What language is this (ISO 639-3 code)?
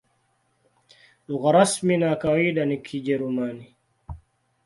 swa